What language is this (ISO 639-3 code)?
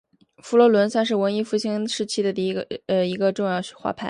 zho